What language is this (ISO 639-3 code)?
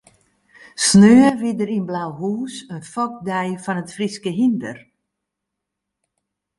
fry